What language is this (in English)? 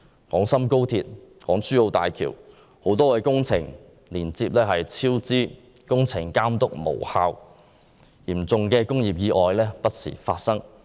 Cantonese